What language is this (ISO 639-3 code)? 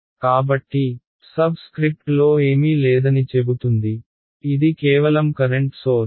tel